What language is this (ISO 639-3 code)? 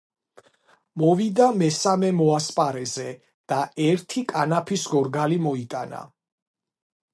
kat